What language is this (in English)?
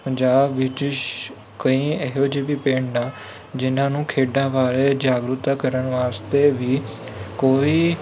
Punjabi